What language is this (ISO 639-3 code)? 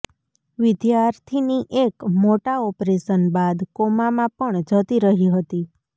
guj